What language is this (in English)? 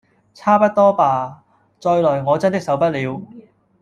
Cantonese